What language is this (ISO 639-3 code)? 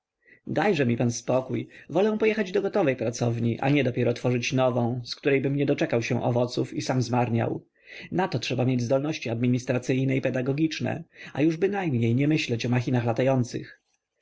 pol